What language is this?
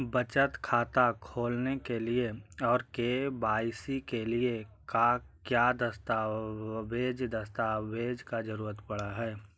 Magahi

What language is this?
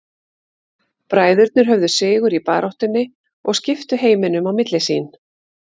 Icelandic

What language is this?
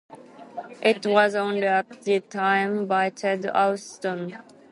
English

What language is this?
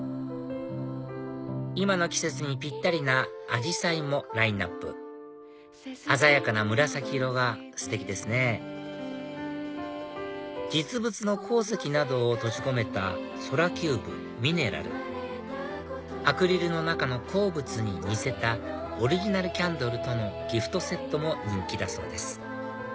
Japanese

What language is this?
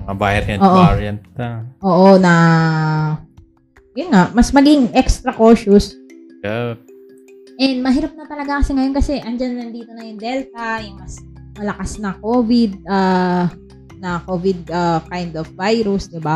Filipino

